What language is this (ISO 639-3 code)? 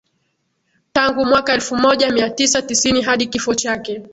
swa